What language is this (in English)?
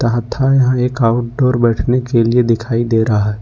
Hindi